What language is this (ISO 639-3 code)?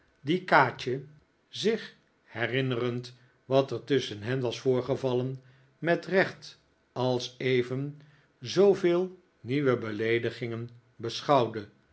nld